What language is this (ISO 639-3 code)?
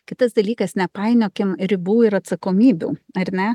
lit